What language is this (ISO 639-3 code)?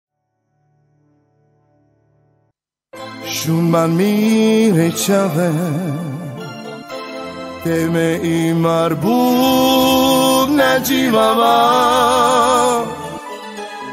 ron